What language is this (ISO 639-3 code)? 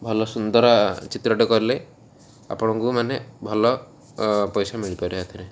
ori